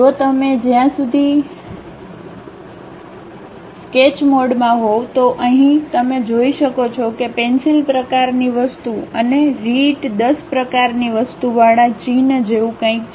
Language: Gujarati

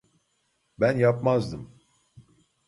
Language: Turkish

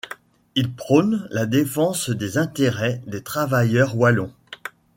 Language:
French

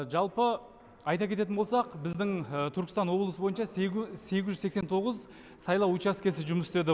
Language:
Kazakh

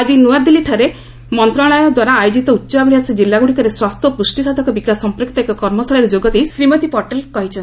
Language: Odia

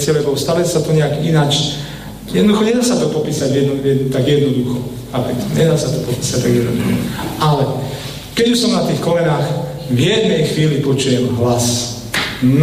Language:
Slovak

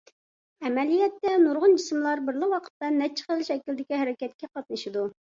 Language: Uyghur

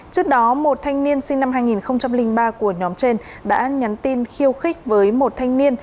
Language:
Vietnamese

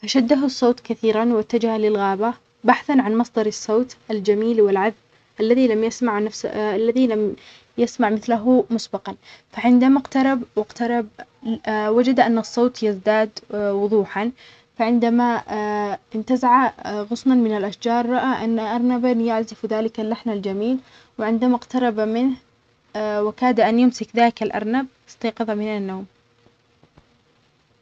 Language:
Omani Arabic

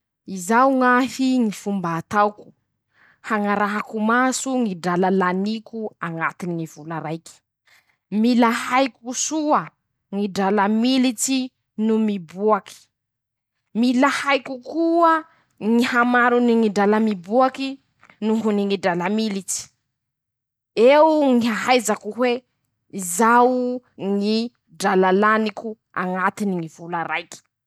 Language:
Masikoro Malagasy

